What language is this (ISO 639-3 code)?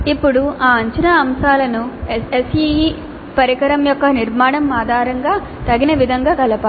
tel